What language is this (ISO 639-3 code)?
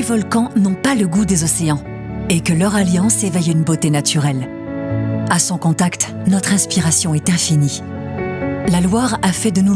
fra